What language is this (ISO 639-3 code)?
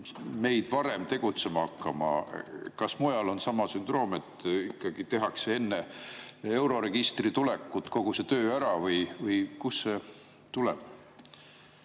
est